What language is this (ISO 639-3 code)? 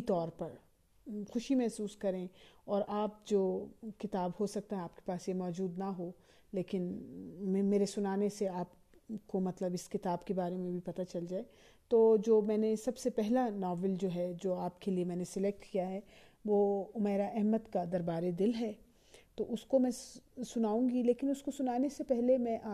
urd